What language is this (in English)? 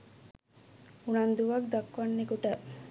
Sinhala